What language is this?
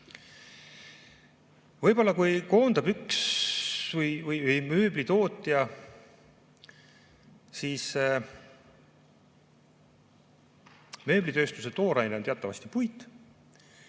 Estonian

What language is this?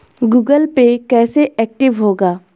Hindi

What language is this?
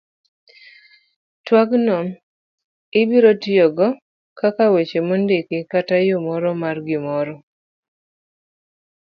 Luo (Kenya and Tanzania)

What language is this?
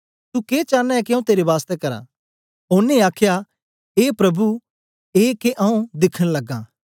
Dogri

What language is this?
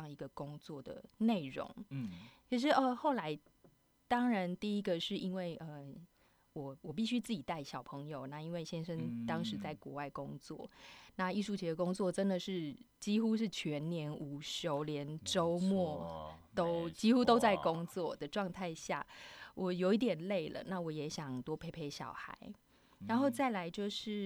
Chinese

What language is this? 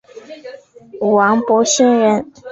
Chinese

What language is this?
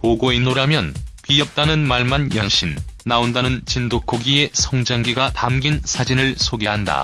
Korean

